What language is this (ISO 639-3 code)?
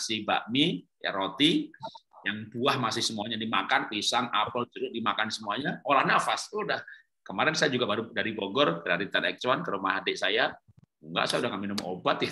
ind